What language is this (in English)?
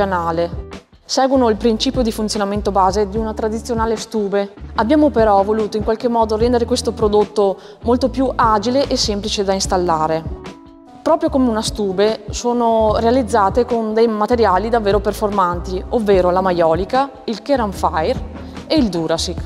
Italian